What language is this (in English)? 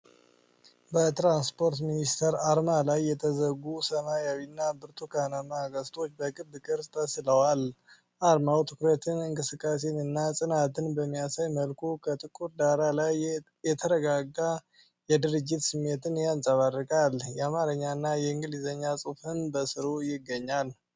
Amharic